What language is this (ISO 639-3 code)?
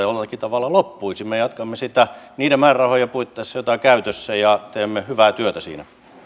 fin